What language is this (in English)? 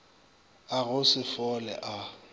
Northern Sotho